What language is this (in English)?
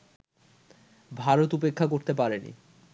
Bangla